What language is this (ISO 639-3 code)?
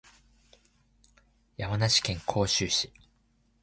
jpn